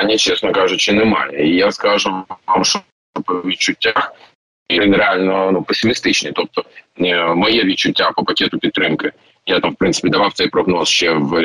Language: Ukrainian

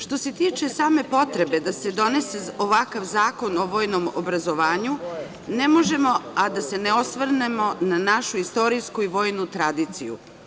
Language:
Serbian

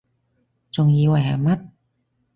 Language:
Cantonese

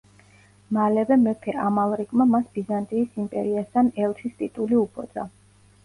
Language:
Georgian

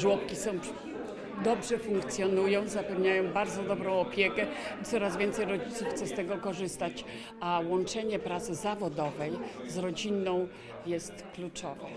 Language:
Polish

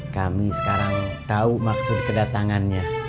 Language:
Indonesian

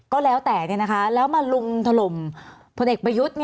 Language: Thai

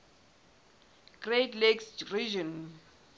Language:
Southern Sotho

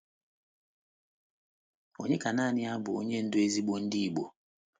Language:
Igbo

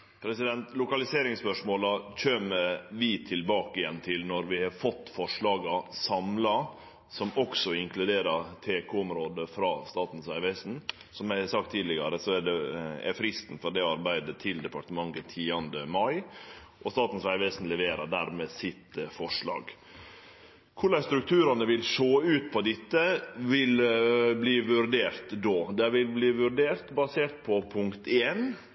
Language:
Norwegian Nynorsk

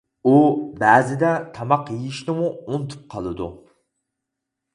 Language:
Uyghur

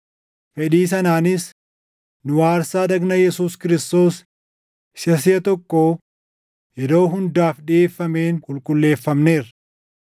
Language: Oromo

